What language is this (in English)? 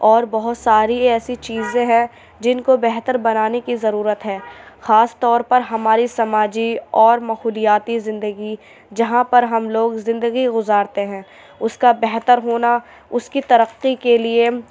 Urdu